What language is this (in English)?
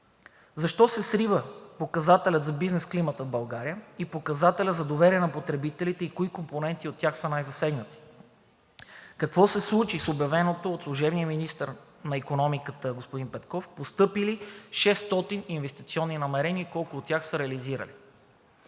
Bulgarian